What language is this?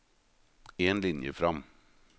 Norwegian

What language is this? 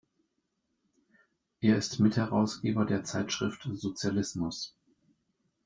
German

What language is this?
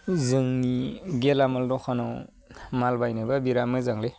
Bodo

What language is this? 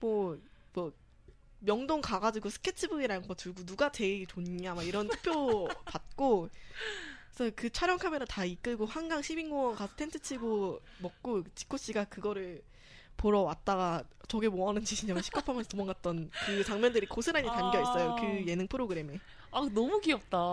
Korean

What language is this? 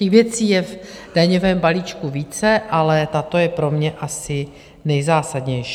Czech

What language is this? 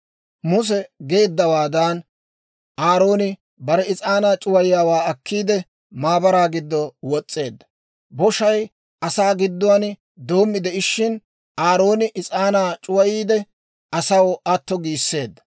Dawro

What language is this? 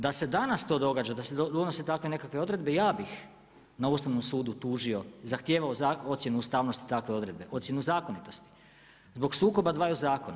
Croatian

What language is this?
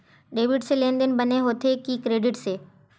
Chhattisgarhi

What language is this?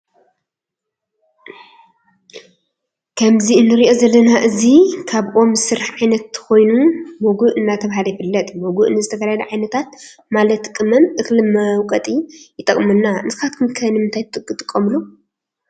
Tigrinya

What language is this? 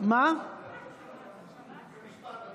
Hebrew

